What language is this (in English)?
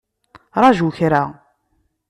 Kabyle